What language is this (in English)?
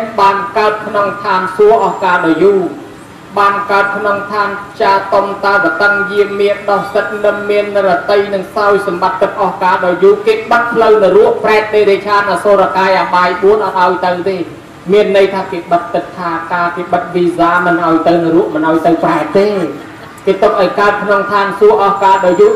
Thai